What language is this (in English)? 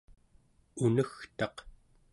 Central Yupik